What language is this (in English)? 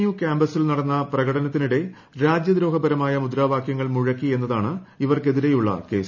Malayalam